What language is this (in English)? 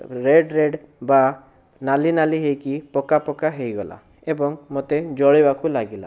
Odia